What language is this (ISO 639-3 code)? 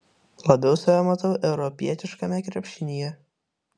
lit